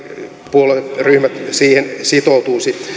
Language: Finnish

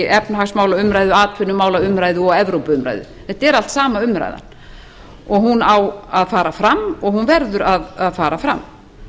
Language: Icelandic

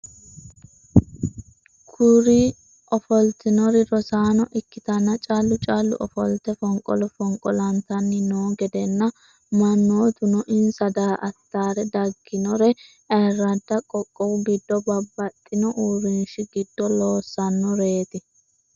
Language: Sidamo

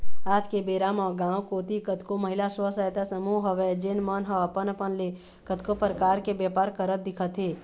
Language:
Chhattisgarhi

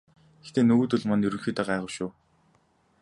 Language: Mongolian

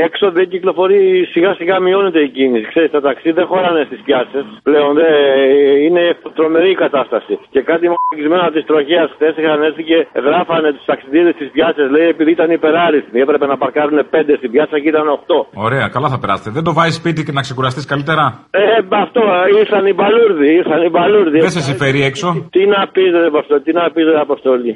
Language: Greek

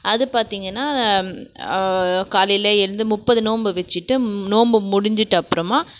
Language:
Tamil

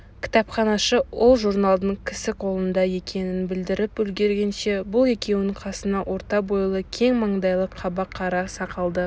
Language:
Kazakh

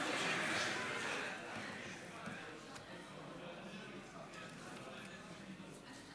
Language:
Hebrew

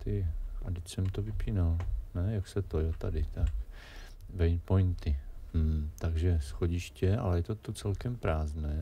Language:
Czech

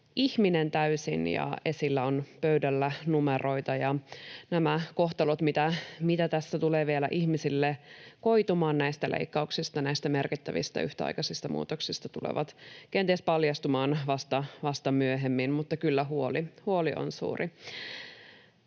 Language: Finnish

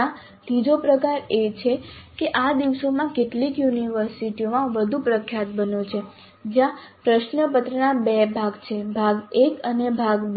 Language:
Gujarati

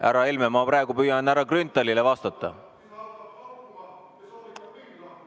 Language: Estonian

